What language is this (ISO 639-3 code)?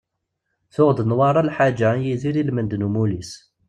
kab